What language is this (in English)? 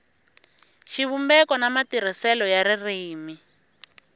Tsonga